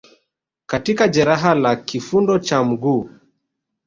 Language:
Swahili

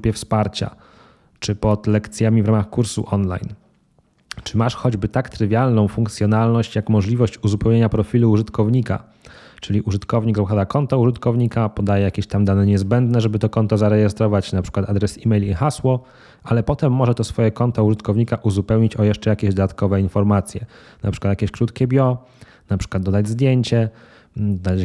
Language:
Polish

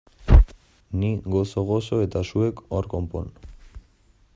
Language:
Basque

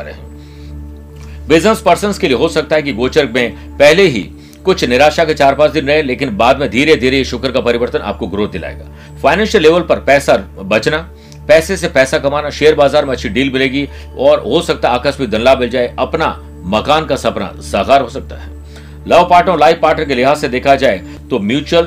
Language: Hindi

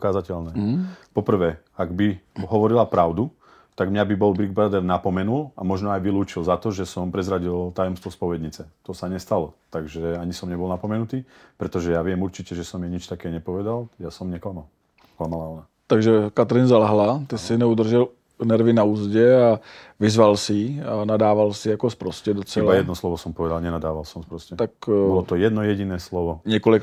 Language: Czech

